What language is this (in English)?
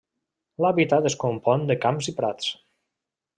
Catalan